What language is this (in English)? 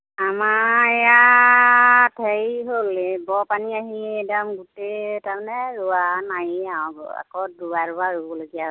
Assamese